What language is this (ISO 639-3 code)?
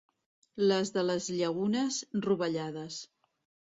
cat